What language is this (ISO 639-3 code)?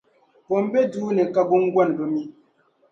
dag